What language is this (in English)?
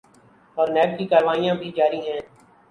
Urdu